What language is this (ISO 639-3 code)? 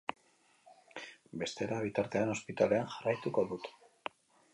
eus